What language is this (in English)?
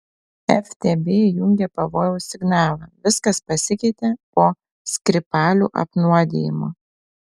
Lithuanian